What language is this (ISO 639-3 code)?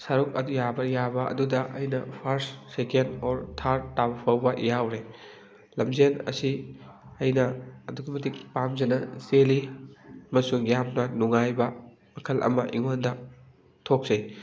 mni